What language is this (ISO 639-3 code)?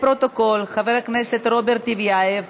heb